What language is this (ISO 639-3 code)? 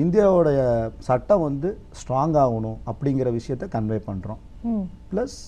tam